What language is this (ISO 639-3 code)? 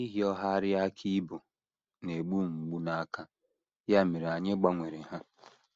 ibo